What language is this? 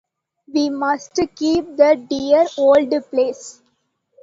English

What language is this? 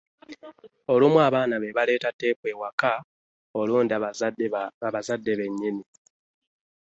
Ganda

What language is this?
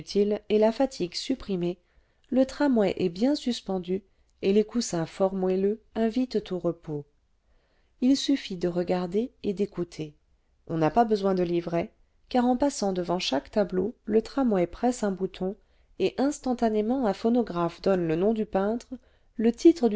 French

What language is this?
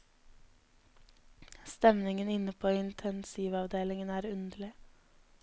Norwegian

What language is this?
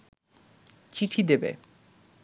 Bangla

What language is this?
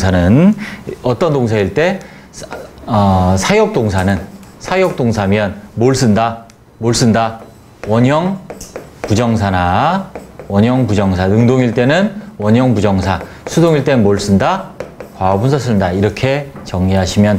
Korean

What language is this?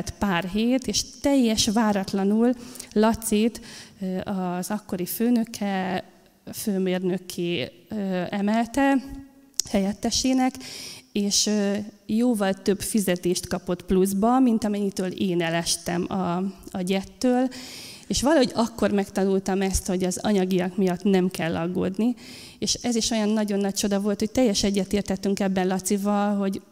Hungarian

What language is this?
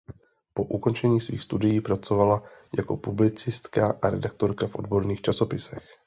Czech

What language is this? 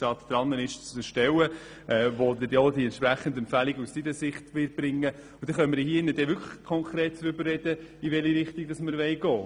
Swiss German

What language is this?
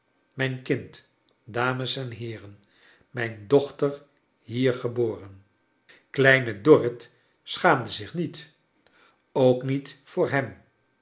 Dutch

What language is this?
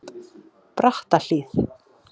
Icelandic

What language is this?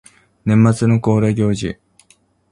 Japanese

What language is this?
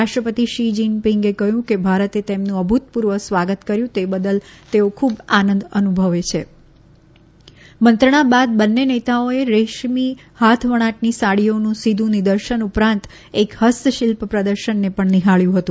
Gujarati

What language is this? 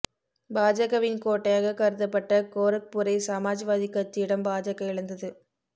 Tamil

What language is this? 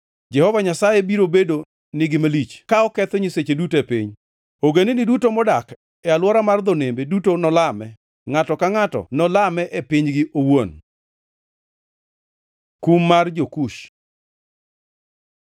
Luo (Kenya and Tanzania)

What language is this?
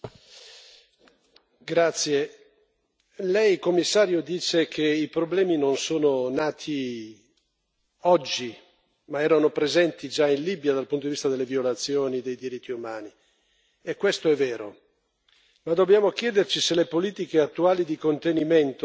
Italian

